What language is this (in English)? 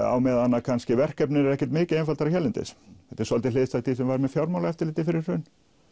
Icelandic